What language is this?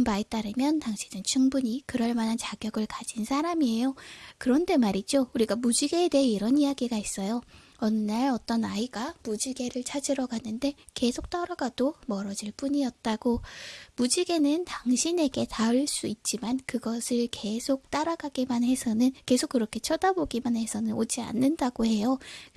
Korean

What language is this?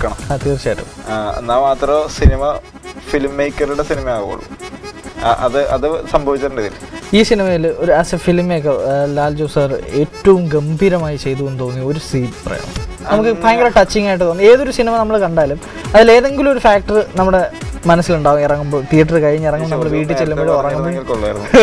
Malayalam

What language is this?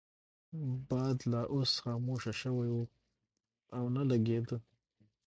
Pashto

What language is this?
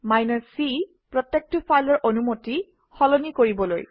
Assamese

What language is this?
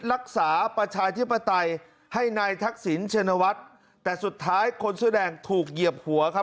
Thai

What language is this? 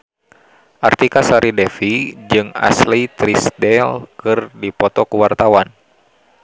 Sundanese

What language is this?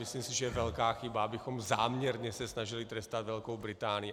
Czech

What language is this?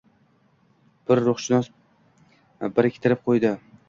Uzbek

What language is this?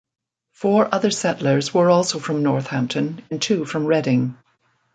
English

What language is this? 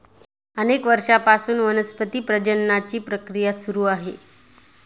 Marathi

